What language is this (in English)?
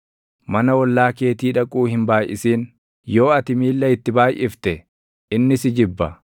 Oromo